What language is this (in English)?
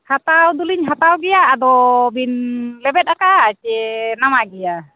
Santali